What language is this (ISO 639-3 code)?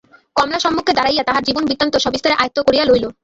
ben